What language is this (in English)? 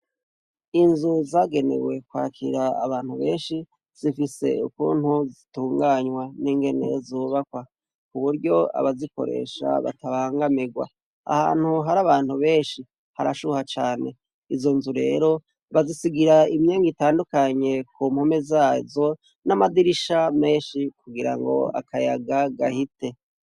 Rundi